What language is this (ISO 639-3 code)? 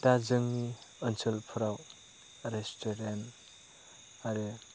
brx